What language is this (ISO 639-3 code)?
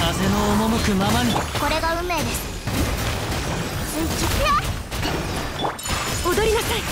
jpn